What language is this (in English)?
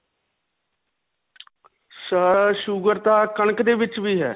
Punjabi